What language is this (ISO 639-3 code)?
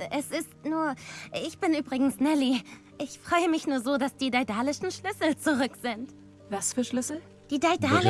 deu